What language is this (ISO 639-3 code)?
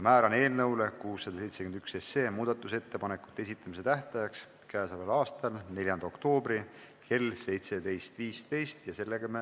est